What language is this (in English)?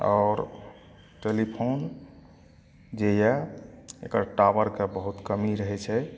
Maithili